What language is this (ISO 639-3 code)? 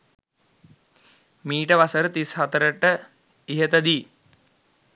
sin